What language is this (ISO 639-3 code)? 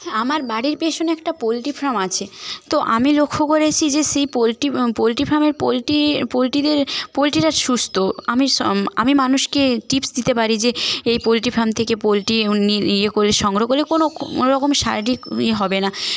ben